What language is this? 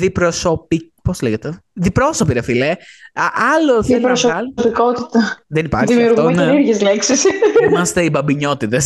Greek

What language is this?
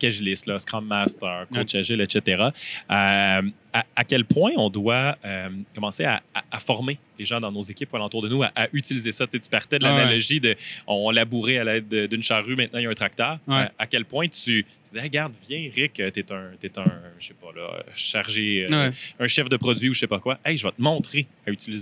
French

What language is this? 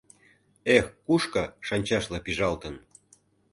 Mari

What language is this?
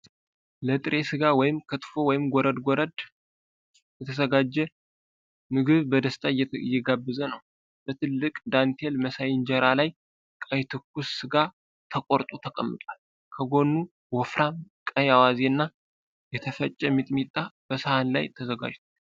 Amharic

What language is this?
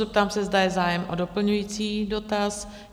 Czech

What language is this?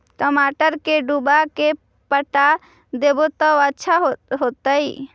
Magahi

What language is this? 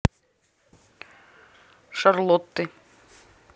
Russian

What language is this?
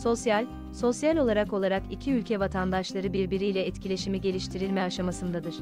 Turkish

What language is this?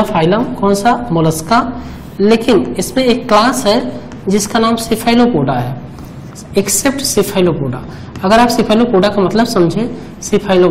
Hindi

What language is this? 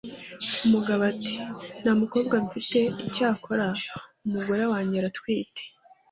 Kinyarwanda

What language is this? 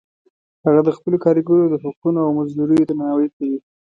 Pashto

